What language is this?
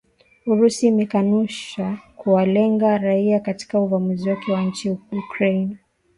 Swahili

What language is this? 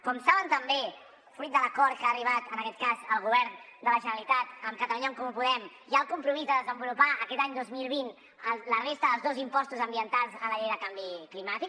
Catalan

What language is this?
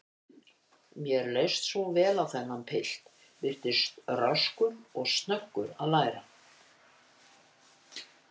Icelandic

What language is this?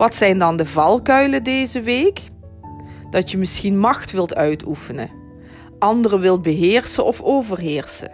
Dutch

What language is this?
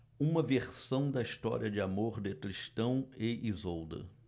Portuguese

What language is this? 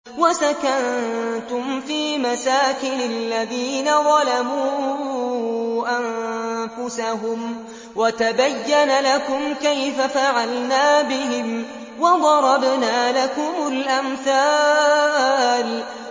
Arabic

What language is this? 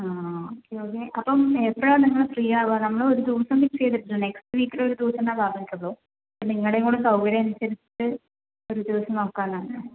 Malayalam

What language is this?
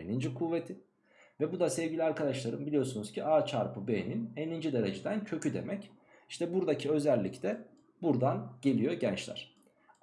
Turkish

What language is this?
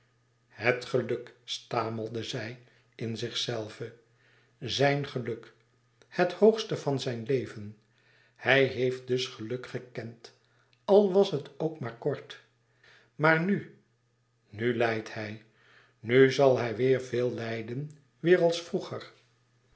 Dutch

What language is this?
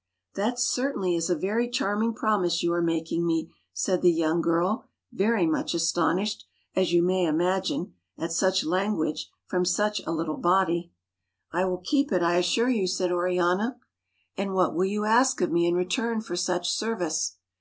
English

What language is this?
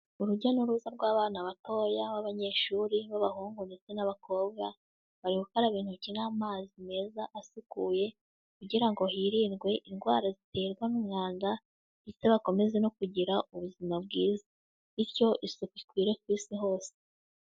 Kinyarwanda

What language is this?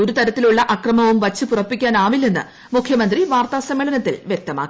Malayalam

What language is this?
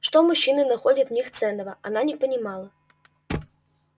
Russian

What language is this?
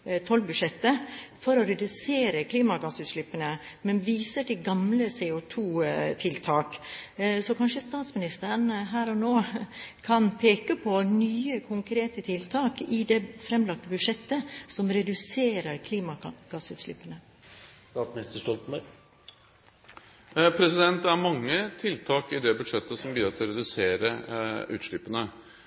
Norwegian Bokmål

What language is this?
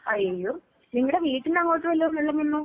Malayalam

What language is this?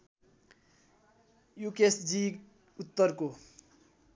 Nepali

